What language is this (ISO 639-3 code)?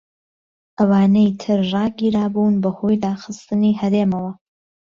ckb